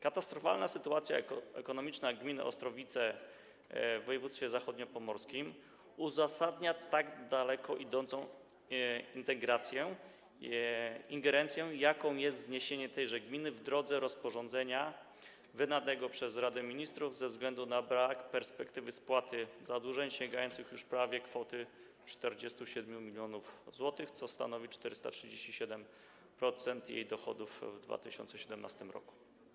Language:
Polish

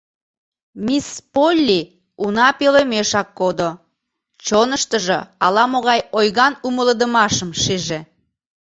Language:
Mari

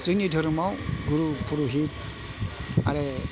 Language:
Bodo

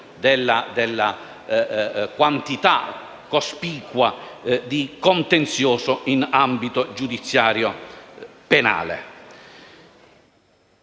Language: Italian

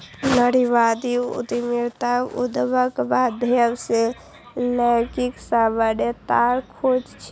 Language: Maithili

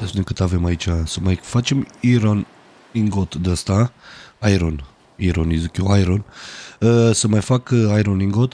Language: Romanian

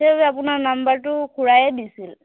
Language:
Assamese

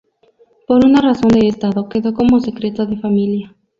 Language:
Spanish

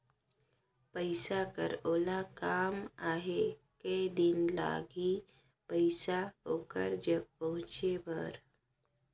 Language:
Chhattisgarhi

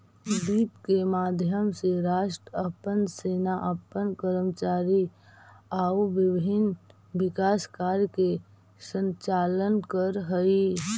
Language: Magahi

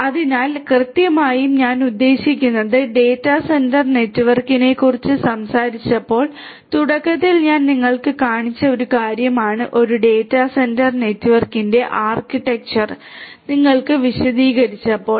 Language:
Malayalam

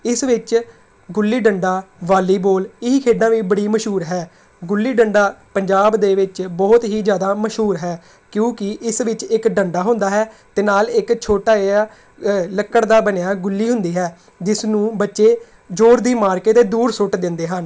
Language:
Punjabi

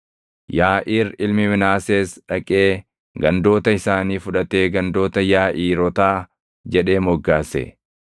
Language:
Oromo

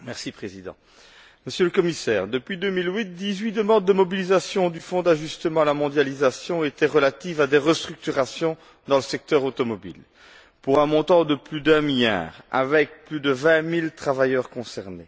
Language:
French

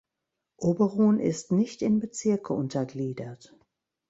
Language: German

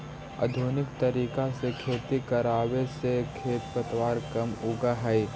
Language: Magahi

